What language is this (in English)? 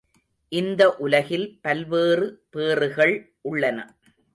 Tamil